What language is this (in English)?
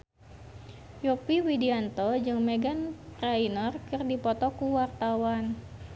Sundanese